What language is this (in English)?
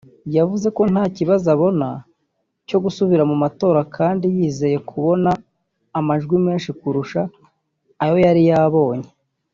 Kinyarwanda